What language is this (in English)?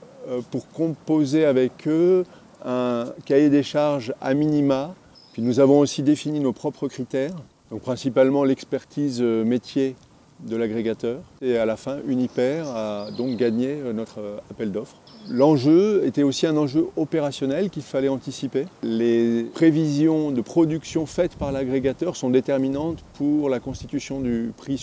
French